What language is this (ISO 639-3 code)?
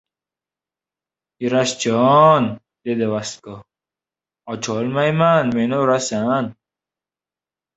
uzb